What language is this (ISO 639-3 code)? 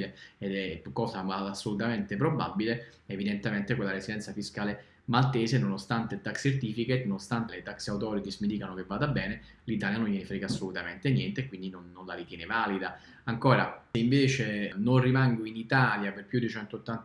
ita